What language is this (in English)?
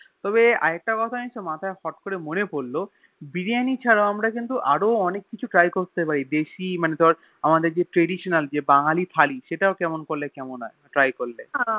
Bangla